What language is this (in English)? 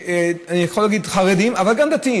Hebrew